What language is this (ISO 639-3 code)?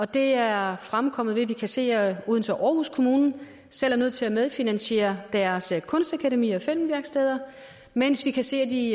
dan